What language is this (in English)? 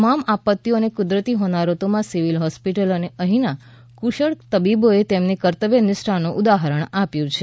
Gujarati